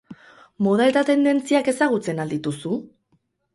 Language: Basque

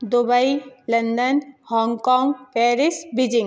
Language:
Hindi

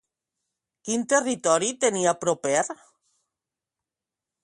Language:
Catalan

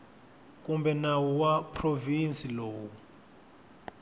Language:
Tsonga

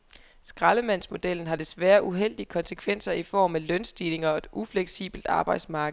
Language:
Danish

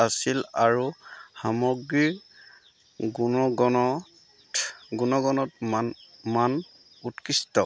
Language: Assamese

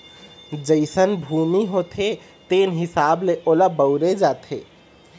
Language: Chhattisgarhi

